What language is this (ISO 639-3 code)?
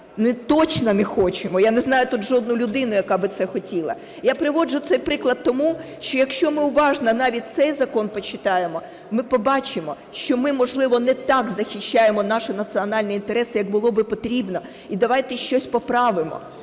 ukr